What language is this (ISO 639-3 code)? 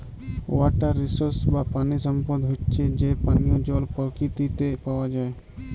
ben